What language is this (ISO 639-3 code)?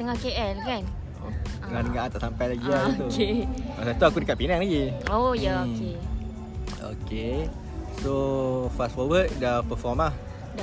msa